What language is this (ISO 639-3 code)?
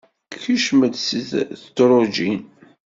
kab